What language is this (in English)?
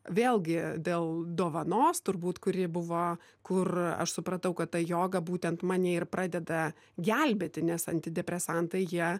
Lithuanian